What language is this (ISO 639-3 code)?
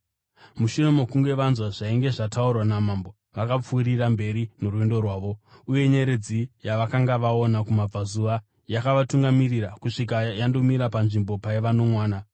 sna